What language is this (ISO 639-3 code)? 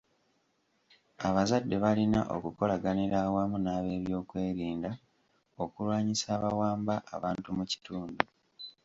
lug